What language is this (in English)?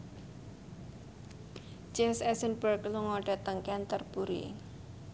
Javanese